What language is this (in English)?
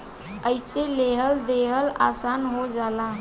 Bhojpuri